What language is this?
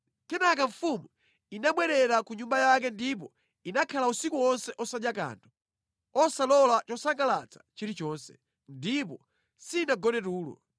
Nyanja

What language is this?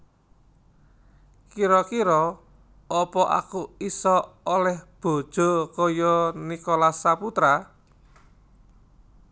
Javanese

